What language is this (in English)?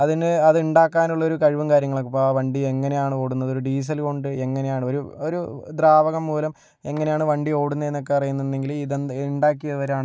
Malayalam